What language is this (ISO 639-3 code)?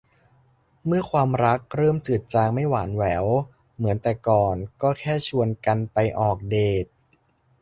tha